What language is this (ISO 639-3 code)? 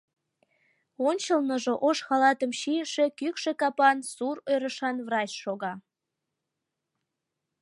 chm